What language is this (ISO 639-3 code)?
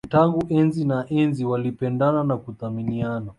swa